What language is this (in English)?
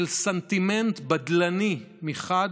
Hebrew